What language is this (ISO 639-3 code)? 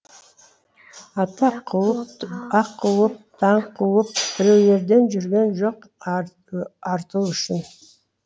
kaz